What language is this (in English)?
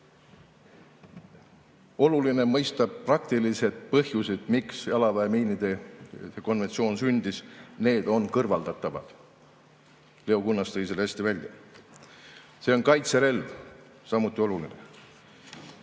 Estonian